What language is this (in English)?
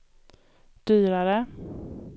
Swedish